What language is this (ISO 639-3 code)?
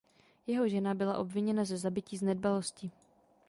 ces